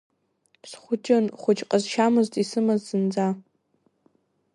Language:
Abkhazian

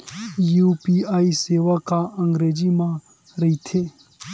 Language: Chhattisgarhi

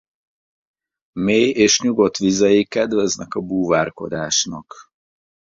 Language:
Hungarian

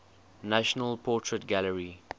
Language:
English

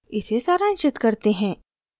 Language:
Hindi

